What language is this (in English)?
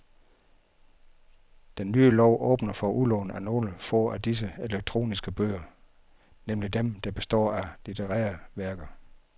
Danish